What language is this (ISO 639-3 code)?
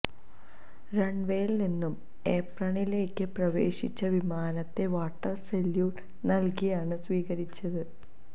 mal